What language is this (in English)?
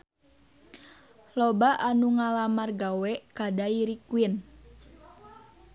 Sundanese